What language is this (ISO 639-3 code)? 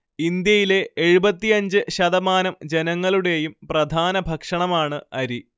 mal